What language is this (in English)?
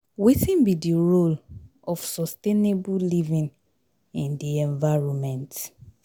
Nigerian Pidgin